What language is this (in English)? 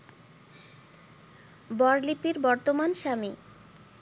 Bangla